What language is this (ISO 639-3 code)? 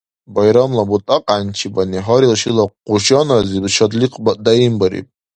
dar